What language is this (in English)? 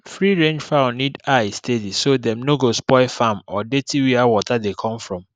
Nigerian Pidgin